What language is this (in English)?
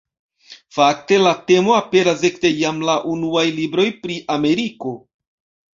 Esperanto